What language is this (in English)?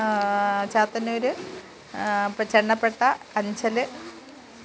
Malayalam